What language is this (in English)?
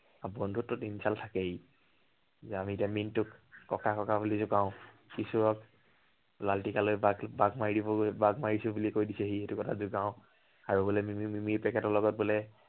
Assamese